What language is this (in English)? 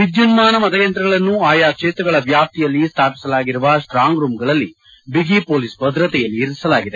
Kannada